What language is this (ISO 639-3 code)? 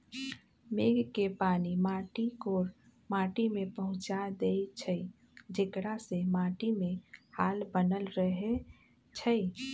mag